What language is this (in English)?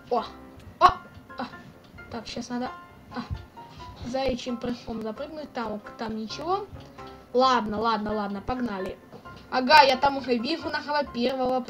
Russian